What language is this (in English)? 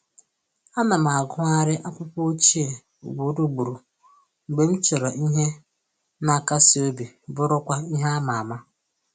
Igbo